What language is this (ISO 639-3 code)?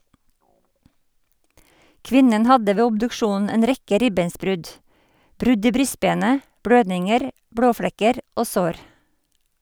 nor